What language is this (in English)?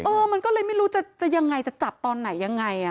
Thai